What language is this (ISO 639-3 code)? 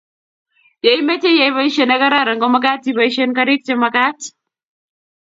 kln